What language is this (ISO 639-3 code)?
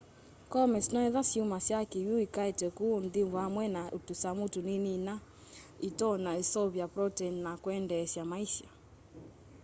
kam